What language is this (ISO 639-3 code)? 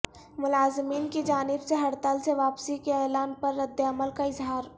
urd